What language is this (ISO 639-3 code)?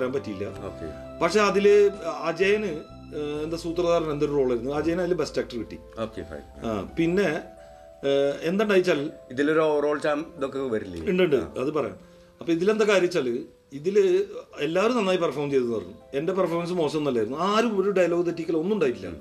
mal